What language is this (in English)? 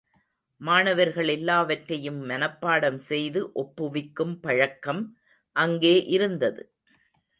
Tamil